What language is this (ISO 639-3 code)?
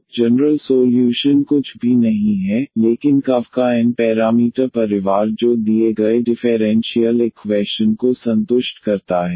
hin